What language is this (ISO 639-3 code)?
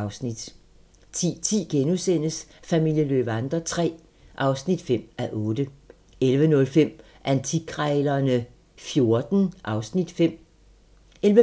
dan